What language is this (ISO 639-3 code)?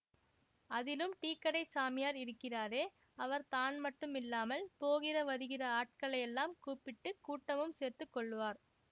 tam